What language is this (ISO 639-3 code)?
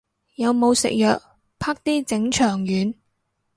yue